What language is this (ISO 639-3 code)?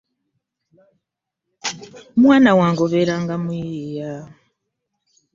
lug